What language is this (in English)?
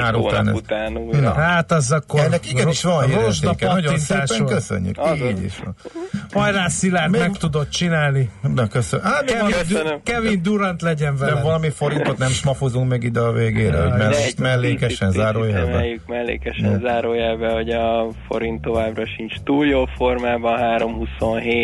Hungarian